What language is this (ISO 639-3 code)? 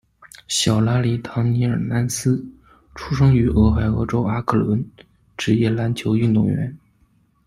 zho